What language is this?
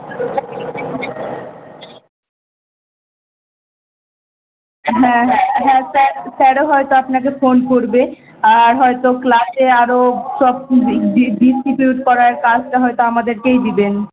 Bangla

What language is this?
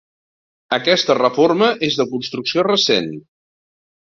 Catalan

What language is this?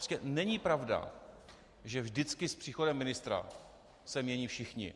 Czech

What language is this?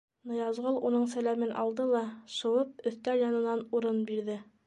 Bashkir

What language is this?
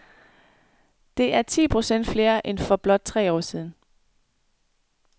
Danish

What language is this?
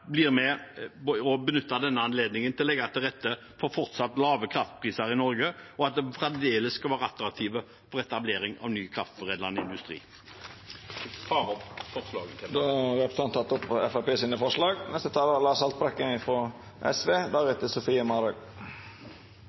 Norwegian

